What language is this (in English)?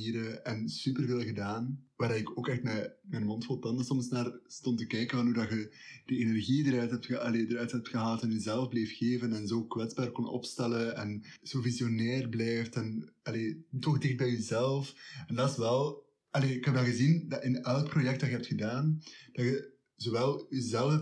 Dutch